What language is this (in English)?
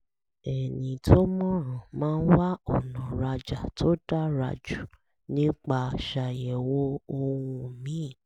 Yoruba